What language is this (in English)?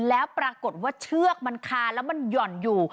Thai